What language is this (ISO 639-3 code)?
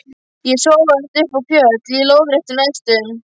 isl